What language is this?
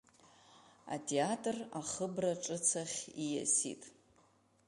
Abkhazian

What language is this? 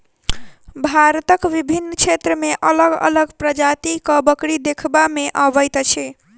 Maithili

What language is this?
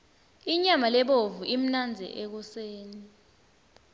Swati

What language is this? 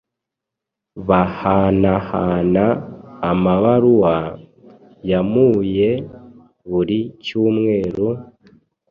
Kinyarwanda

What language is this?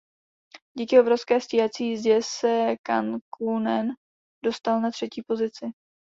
Czech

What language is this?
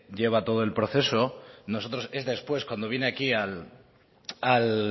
Spanish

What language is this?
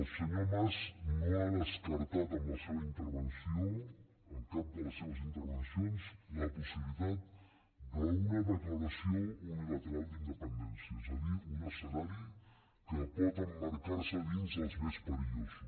Catalan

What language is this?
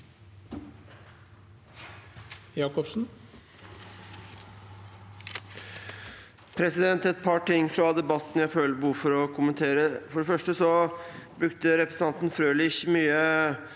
Norwegian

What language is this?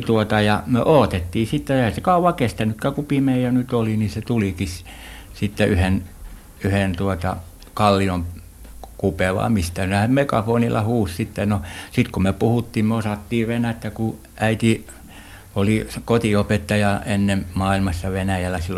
Finnish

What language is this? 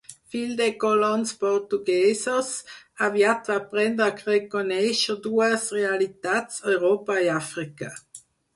Catalan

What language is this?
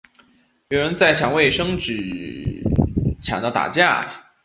Chinese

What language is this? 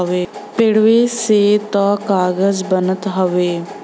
Bhojpuri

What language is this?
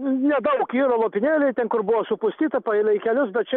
Lithuanian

